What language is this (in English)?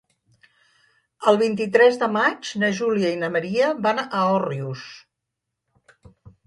Catalan